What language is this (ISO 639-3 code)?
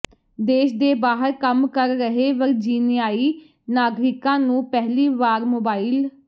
pan